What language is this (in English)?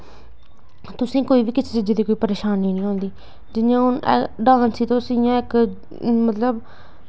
Dogri